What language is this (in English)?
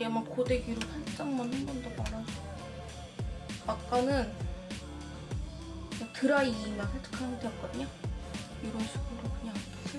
Korean